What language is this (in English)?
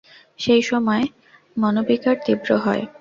Bangla